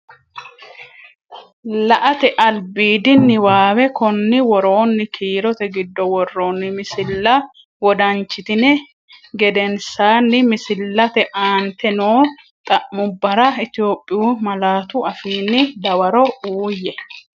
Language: Sidamo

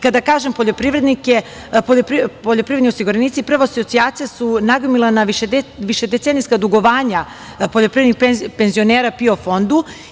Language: Serbian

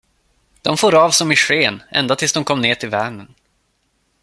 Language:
Swedish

